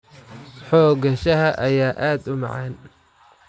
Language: Somali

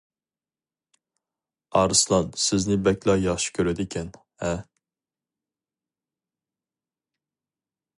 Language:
Uyghur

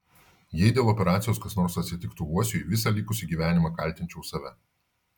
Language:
Lithuanian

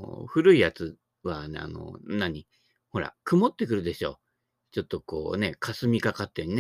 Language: Japanese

